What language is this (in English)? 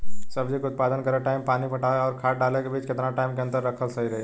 Bhojpuri